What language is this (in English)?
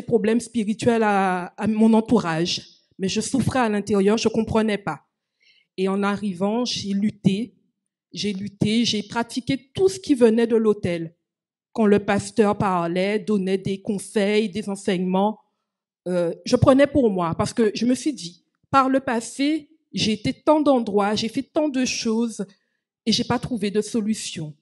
French